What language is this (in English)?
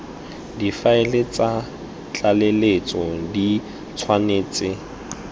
Tswana